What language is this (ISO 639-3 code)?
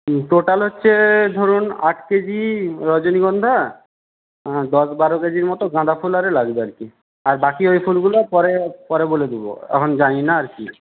ben